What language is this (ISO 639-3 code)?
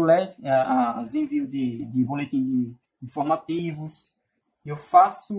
por